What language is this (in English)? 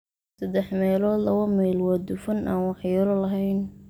Somali